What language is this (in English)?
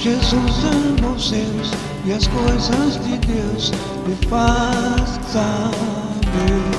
Portuguese